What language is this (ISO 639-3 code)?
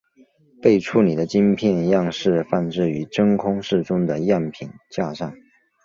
zho